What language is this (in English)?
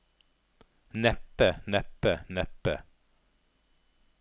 Norwegian